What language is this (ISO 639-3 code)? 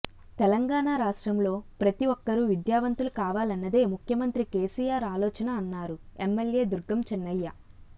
tel